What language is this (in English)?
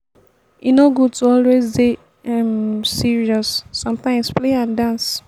Nigerian Pidgin